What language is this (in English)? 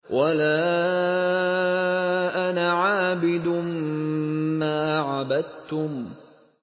Arabic